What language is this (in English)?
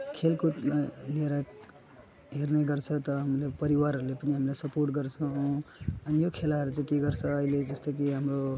Nepali